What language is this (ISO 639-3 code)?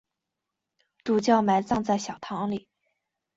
zho